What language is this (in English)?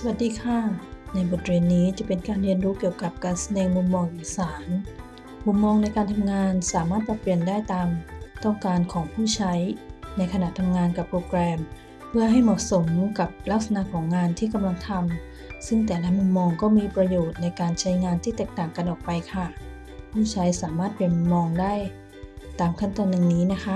Thai